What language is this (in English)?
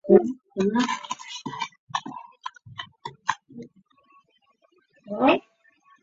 Chinese